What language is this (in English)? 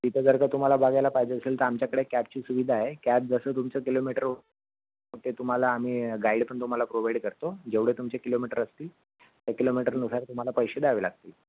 Marathi